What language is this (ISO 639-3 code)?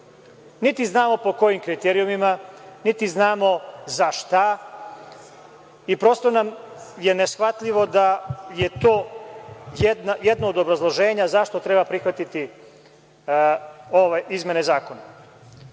srp